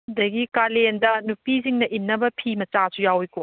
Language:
Manipuri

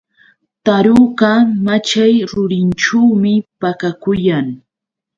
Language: Yauyos Quechua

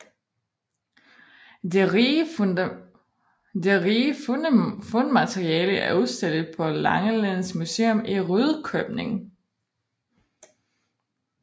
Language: Danish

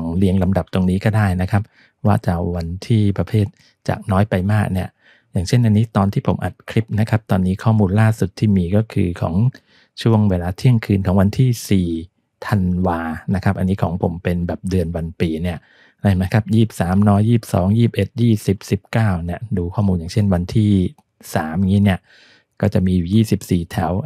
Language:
Thai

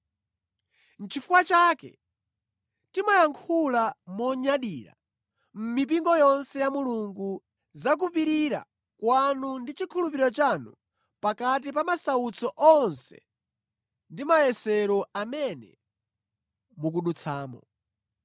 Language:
Nyanja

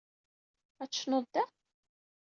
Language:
Kabyle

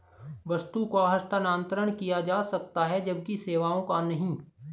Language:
Hindi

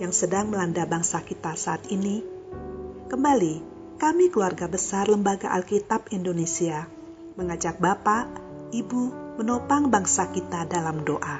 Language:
Indonesian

